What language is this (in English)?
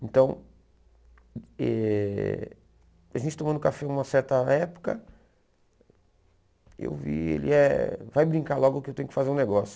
Portuguese